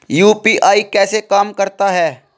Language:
Hindi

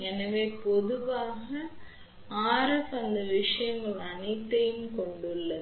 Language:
Tamil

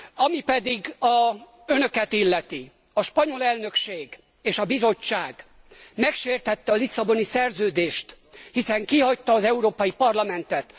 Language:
Hungarian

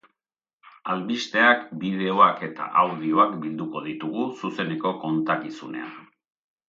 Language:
Basque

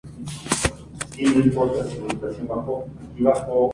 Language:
Spanish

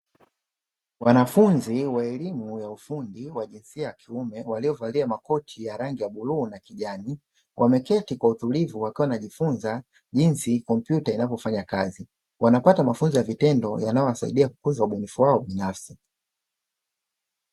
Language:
Swahili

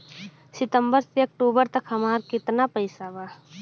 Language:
Bhojpuri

